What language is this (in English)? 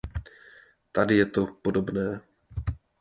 Czech